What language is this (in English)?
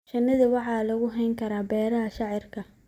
Somali